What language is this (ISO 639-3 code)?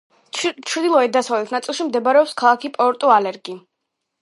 kat